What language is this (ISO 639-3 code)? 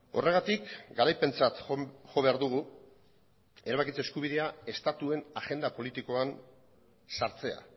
eus